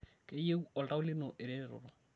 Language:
Masai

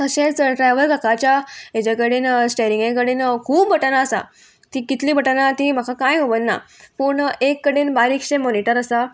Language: Konkani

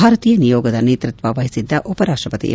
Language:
Kannada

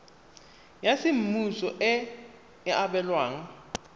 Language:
Tswana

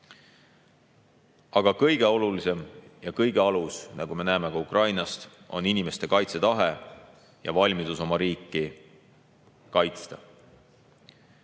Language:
Estonian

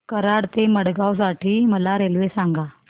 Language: Marathi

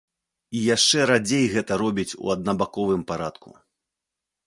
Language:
Belarusian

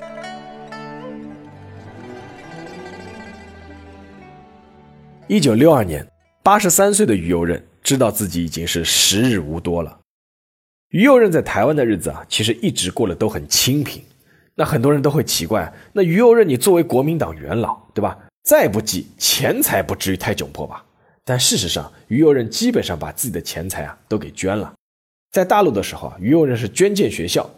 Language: Chinese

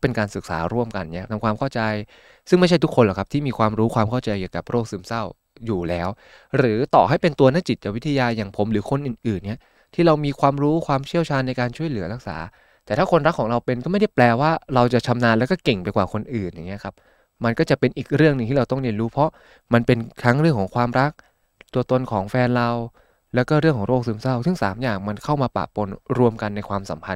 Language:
Thai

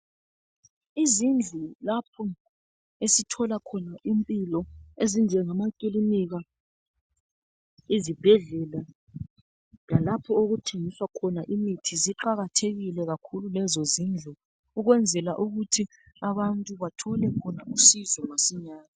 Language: North Ndebele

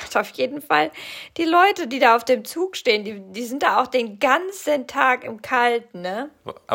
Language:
German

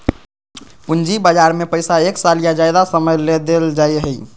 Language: Magahi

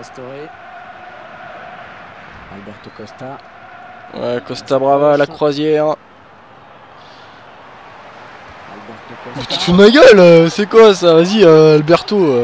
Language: French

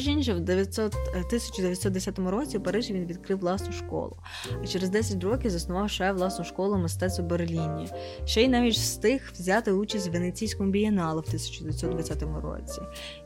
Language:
Ukrainian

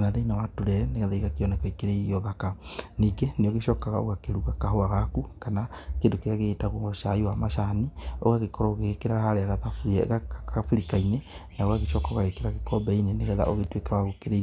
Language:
Kikuyu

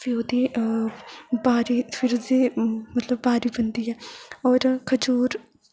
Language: Dogri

